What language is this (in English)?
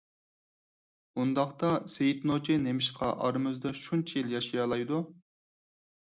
Uyghur